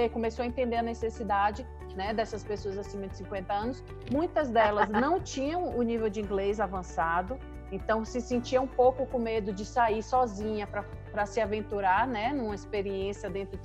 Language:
Portuguese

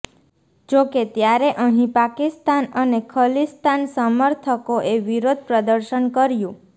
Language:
Gujarati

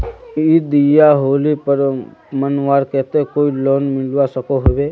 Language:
Magahi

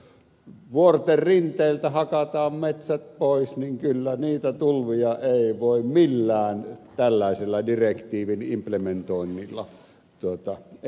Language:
Finnish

